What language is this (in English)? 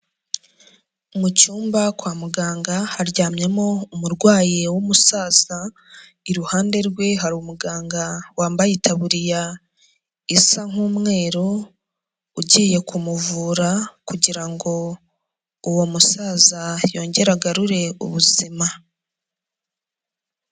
Kinyarwanda